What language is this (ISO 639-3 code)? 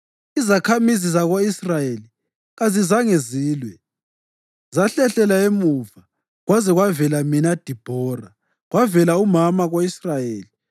nde